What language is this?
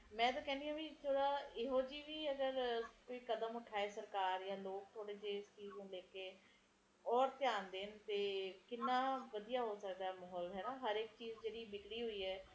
Punjabi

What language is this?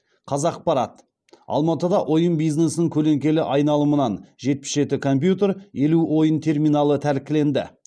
Kazakh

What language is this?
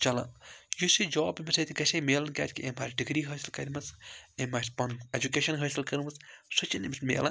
Kashmiri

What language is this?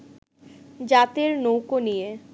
Bangla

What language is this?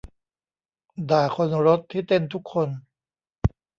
Thai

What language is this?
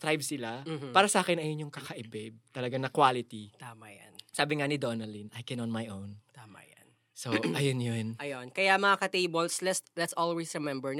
Filipino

